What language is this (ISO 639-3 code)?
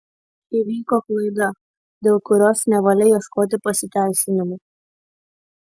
lit